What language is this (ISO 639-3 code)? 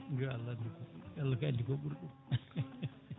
ful